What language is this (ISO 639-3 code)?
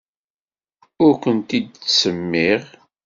kab